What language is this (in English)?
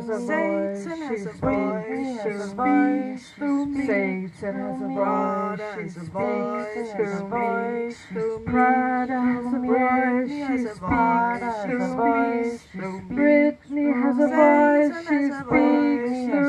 Danish